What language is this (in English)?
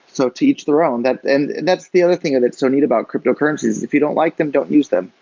English